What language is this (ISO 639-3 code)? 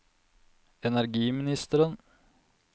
nor